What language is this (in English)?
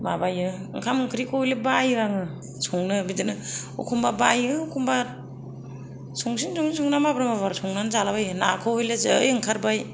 Bodo